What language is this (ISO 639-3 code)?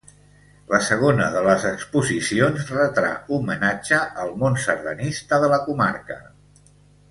cat